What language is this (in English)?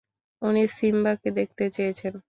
Bangla